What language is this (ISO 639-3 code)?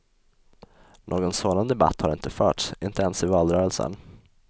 swe